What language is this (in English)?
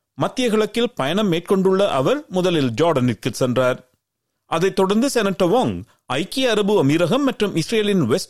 Tamil